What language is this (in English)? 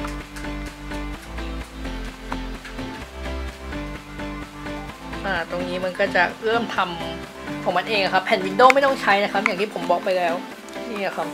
Thai